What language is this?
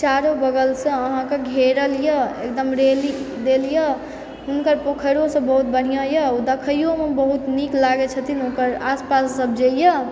Maithili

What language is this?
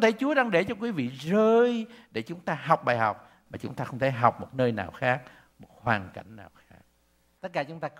Vietnamese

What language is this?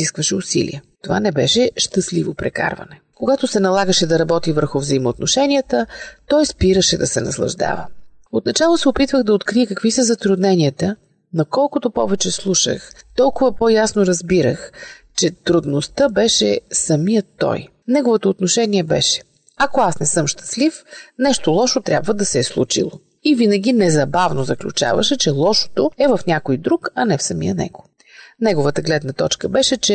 Bulgarian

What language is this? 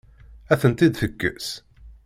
Kabyle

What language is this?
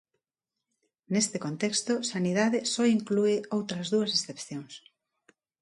Galician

